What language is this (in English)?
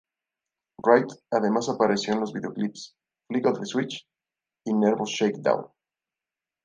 Spanish